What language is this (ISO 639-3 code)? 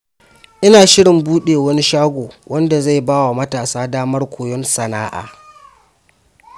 hau